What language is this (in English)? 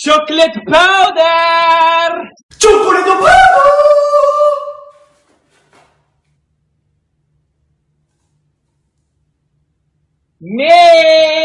English